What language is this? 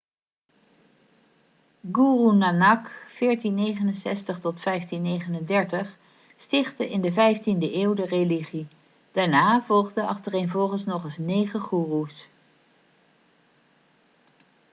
Dutch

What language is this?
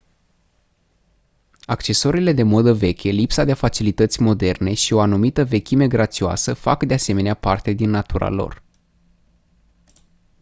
Romanian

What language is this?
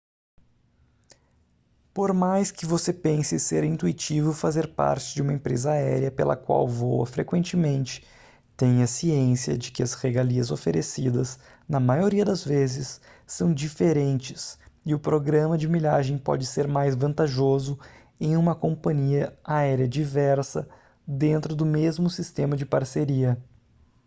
Portuguese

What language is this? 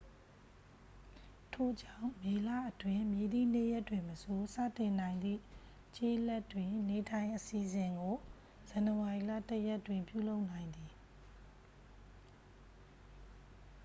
Burmese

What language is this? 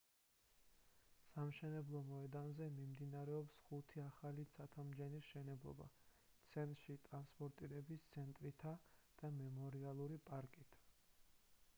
Georgian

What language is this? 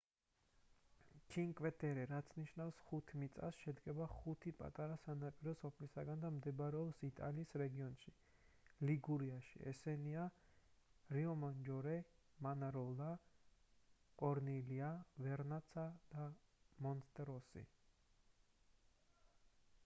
Georgian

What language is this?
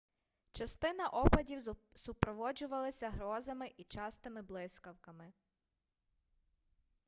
Ukrainian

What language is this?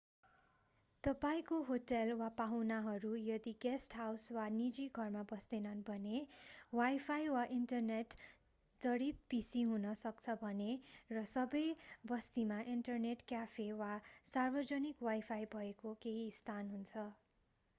Nepali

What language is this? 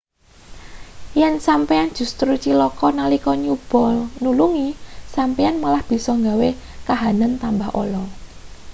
Javanese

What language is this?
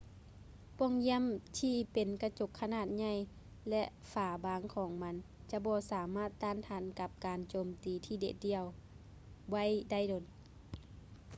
Lao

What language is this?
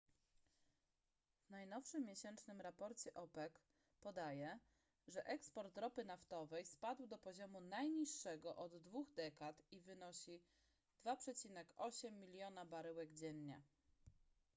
Polish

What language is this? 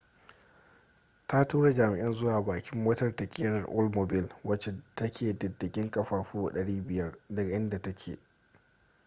Hausa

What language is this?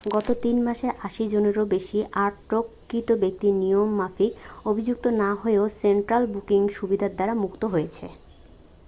Bangla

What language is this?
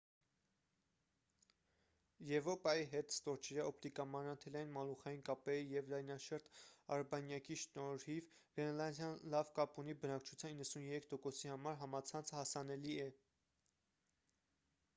Armenian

